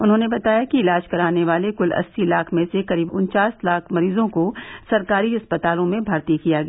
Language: Hindi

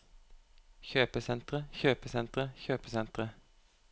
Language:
Norwegian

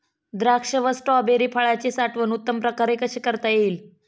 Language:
Marathi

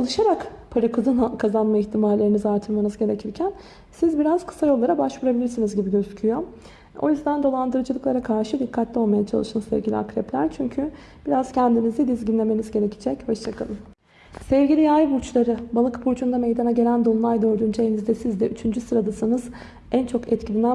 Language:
Turkish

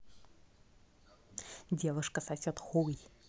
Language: Russian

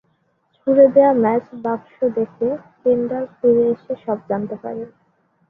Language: Bangla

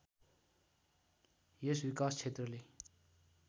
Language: Nepali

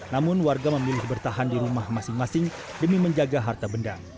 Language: Indonesian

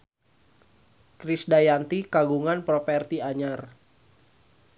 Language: Sundanese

